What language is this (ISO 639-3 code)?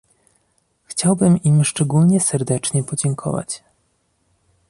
pol